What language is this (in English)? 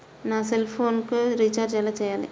Telugu